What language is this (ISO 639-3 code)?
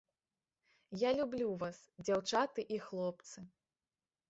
bel